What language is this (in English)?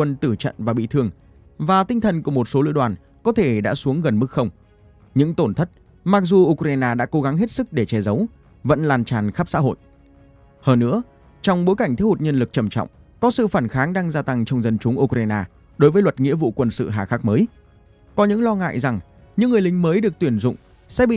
Vietnamese